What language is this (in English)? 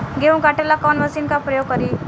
Bhojpuri